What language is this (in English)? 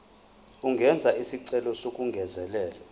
Zulu